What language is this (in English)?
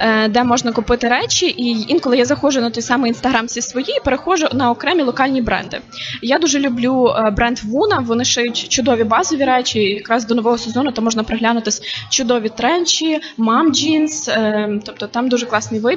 Ukrainian